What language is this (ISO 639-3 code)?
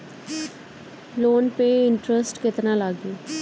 bho